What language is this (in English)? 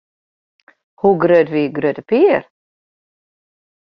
Western Frisian